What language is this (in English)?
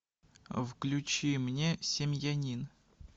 Russian